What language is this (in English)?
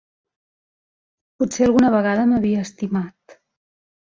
Catalan